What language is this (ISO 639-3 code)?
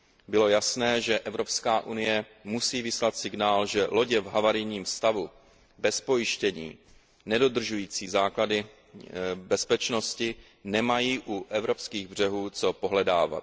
ces